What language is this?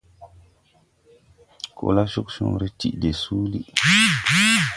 Tupuri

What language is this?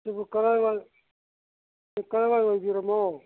Manipuri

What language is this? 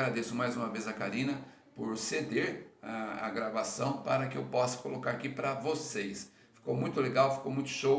Portuguese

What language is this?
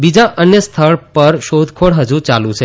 Gujarati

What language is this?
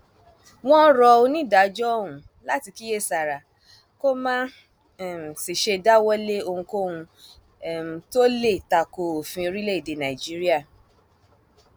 Yoruba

